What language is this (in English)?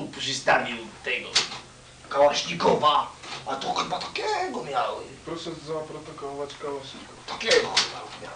Polish